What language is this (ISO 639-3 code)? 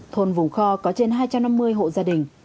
vie